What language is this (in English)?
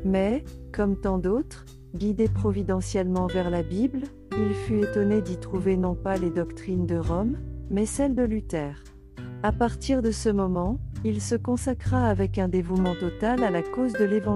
French